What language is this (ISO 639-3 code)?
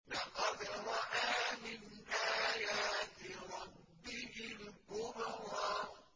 ara